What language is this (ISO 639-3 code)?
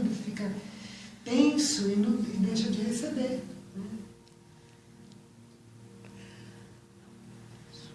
por